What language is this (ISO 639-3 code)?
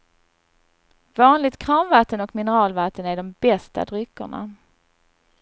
swe